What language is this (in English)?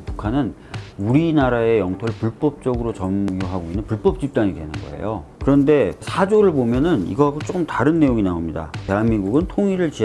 Korean